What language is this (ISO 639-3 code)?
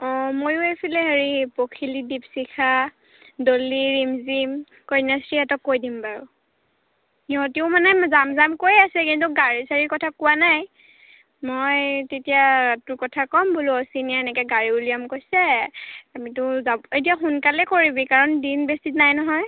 asm